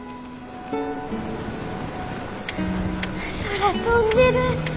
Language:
Japanese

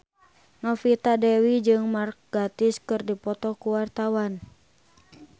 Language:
Sundanese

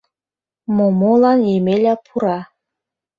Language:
Mari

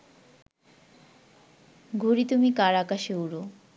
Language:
Bangla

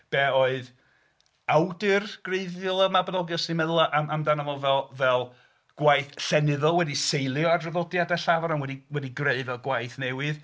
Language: Welsh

